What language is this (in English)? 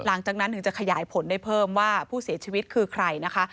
Thai